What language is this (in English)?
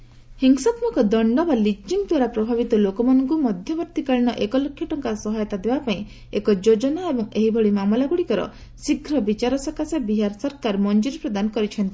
Odia